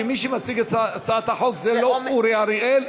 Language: Hebrew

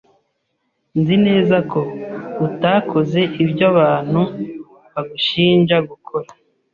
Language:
Kinyarwanda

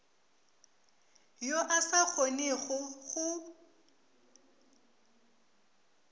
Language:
Northern Sotho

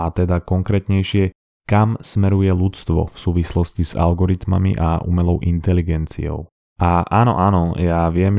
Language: Slovak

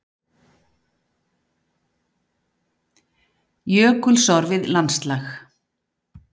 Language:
Icelandic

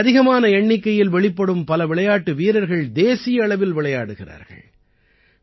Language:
Tamil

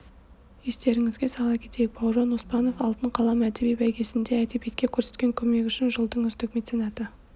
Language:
Kazakh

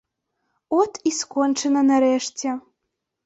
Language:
Belarusian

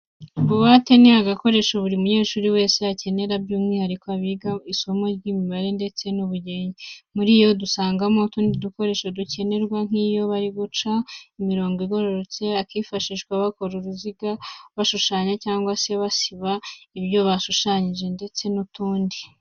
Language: Kinyarwanda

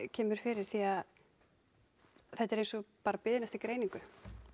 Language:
Icelandic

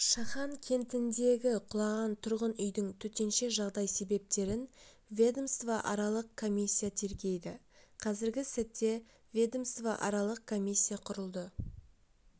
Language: Kazakh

